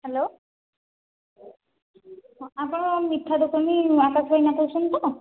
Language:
Odia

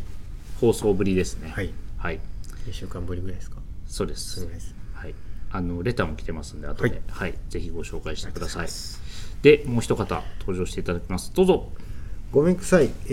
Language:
Japanese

